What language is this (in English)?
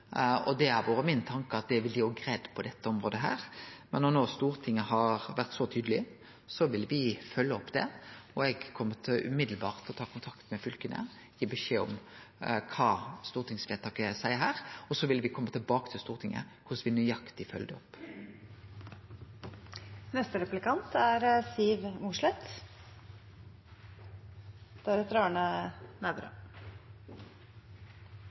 Norwegian Nynorsk